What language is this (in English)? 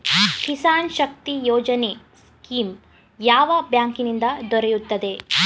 Kannada